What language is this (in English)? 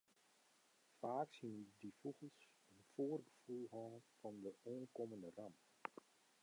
Western Frisian